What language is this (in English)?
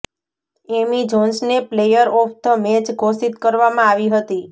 Gujarati